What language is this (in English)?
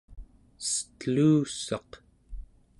Central Yupik